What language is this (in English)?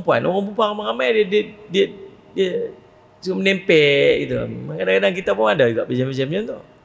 Malay